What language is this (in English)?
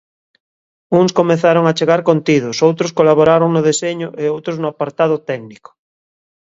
Galician